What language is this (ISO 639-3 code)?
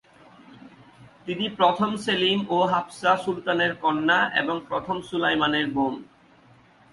ben